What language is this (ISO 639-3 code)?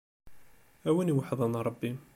kab